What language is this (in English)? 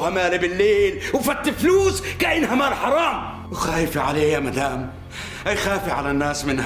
Arabic